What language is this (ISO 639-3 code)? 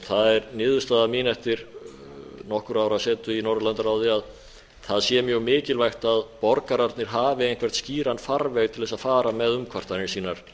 isl